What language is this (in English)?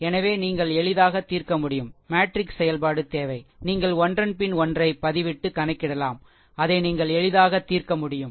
Tamil